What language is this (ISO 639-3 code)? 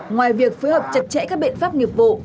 vie